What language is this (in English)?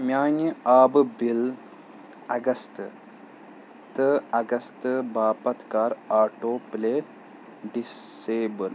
Kashmiri